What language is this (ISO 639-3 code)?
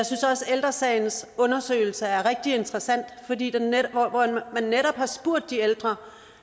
dan